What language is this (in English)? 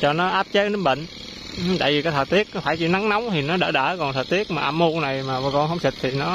Vietnamese